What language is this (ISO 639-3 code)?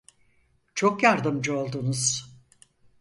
tur